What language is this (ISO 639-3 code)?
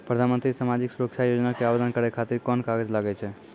mai